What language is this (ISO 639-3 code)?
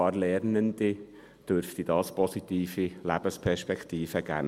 gsw